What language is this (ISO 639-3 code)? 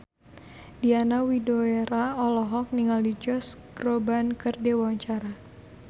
sun